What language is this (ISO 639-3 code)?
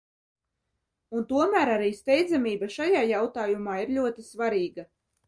lav